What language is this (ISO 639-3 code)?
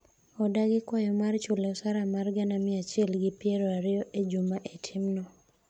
luo